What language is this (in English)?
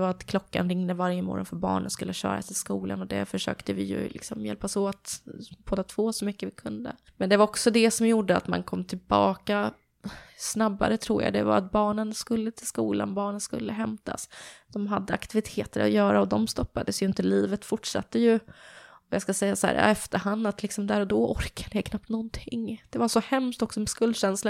Swedish